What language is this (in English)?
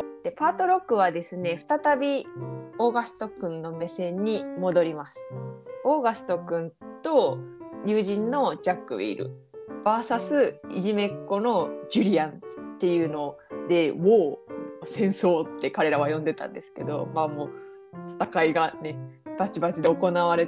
Japanese